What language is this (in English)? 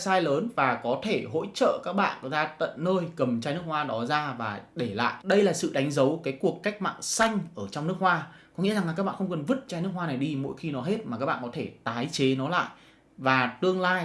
Vietnamese